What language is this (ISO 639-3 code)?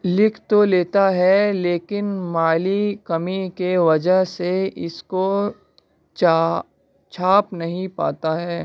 urd